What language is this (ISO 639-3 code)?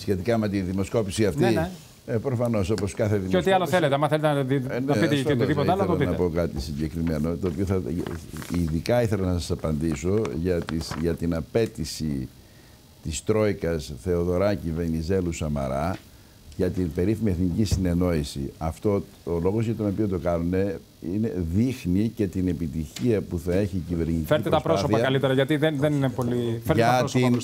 ell